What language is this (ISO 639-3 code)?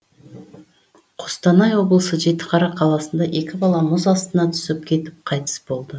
kaz